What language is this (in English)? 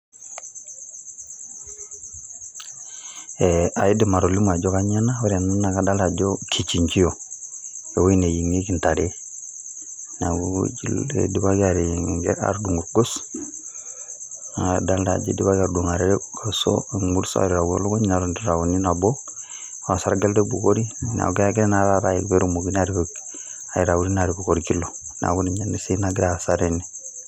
Masai